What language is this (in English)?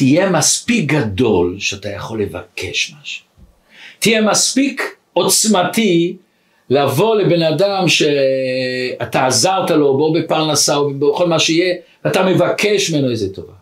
Hebrew